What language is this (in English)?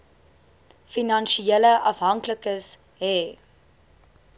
Afrikaans